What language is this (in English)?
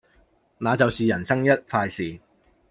Cantonese